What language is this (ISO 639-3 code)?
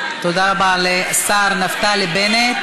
heb